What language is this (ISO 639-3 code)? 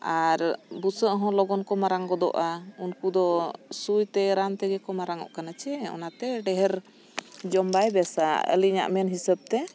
sat